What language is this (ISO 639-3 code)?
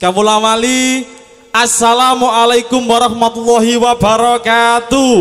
ind